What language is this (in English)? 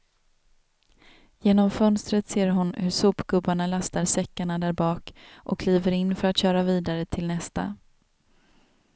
Swedish